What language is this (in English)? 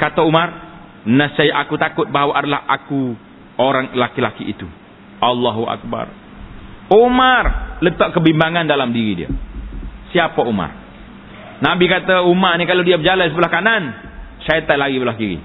Malay